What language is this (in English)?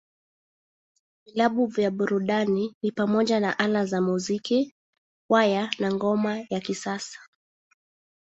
Swahili